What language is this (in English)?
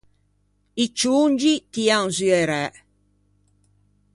Ligurian